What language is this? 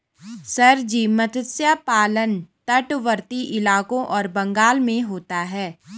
Hindi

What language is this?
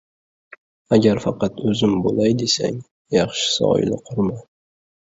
Uzbek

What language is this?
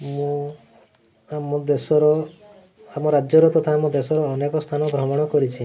Odia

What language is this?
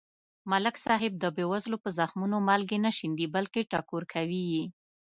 Pashto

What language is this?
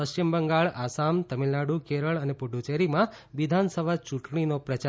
Gujarati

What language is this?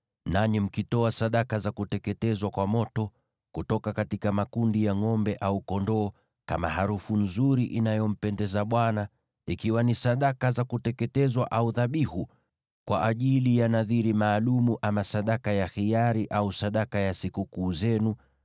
Swahili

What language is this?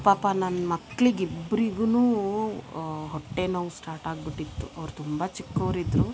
Kannada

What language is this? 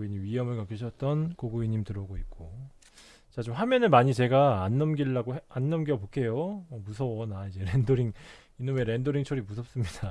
Korean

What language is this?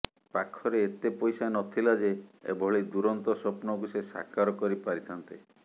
Odia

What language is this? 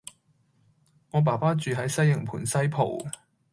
Cantonese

